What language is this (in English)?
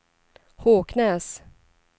Swedish